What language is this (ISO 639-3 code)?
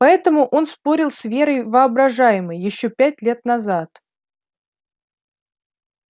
rus